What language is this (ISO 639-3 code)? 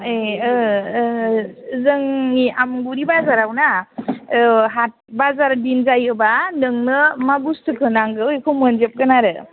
brx